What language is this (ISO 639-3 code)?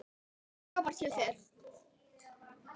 isl